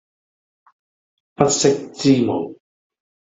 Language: Cantonese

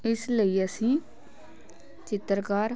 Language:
Punjabi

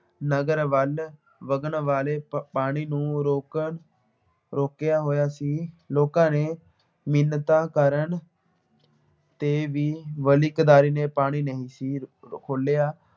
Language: Punjabi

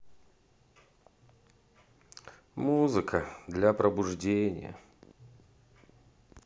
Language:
Russian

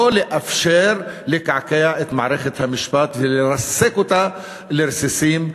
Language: Hebrew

